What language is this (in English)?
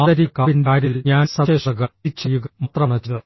Malayalam